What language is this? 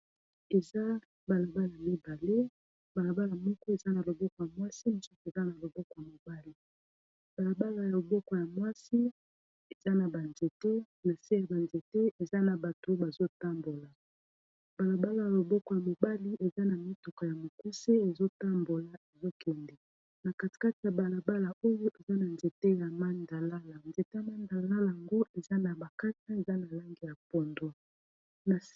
Lingala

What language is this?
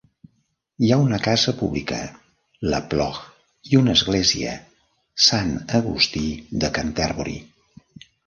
Catalan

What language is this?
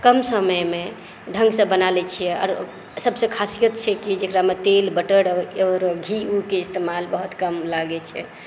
Maithili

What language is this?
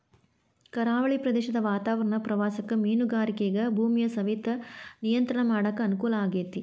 Kannada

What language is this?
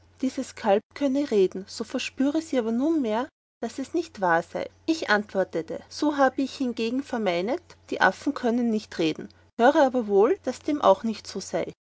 German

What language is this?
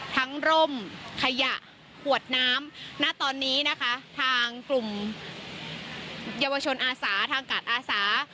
Thai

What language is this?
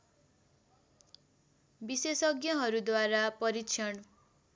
Nepali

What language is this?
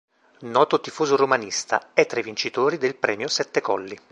Italian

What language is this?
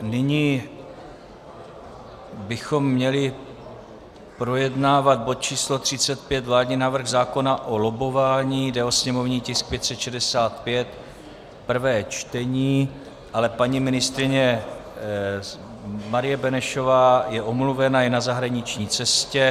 Czech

